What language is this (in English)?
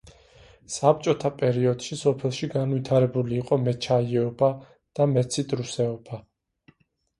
Georgian